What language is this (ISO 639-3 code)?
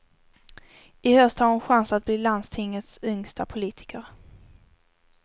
swe